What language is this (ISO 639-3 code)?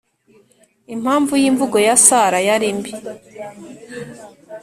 kin